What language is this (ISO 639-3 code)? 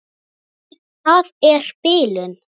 isl